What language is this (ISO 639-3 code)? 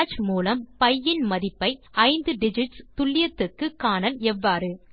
tam